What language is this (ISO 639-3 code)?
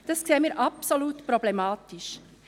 gsw